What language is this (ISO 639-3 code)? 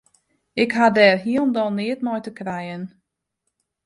fry